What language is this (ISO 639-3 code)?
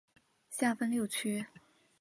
zho